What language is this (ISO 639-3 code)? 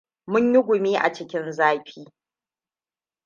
hau